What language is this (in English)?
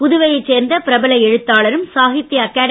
Tamil